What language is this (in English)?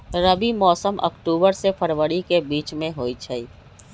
Magahi